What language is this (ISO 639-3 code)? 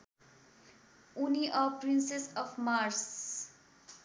nep